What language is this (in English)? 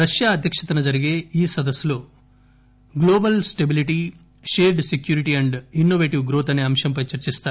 Telugu